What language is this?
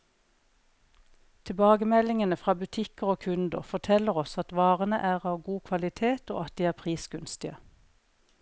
Norwegian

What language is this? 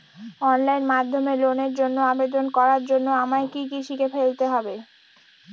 Bangla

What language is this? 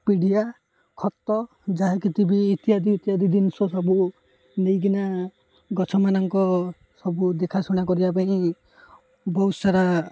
Odia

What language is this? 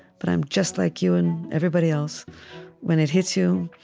English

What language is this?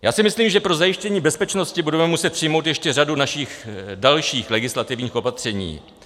Czech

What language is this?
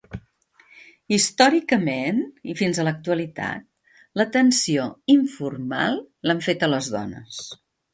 Catalan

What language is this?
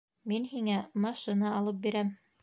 Bashkir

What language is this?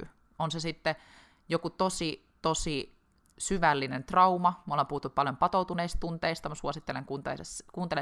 Finnish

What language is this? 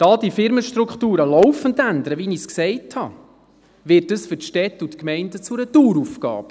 Swiss German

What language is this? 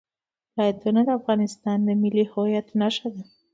Pashto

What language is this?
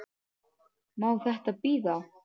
Icelandic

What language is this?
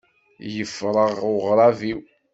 Kabyle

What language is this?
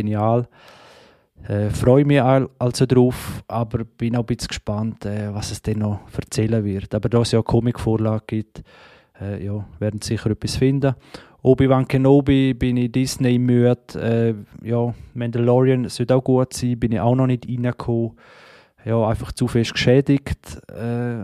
German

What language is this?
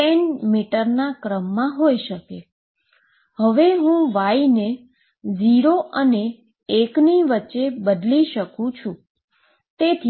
Gujarati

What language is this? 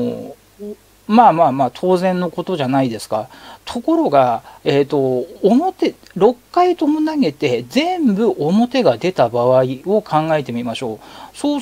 Japanese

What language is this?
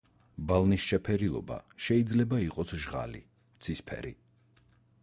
Georgian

